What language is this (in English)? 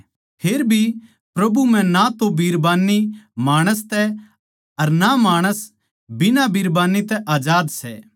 Haryanvi